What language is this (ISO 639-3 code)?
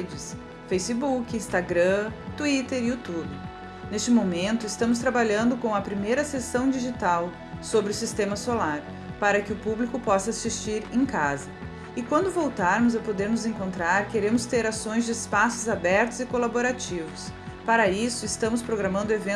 por